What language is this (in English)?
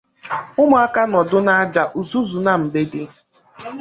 Igbo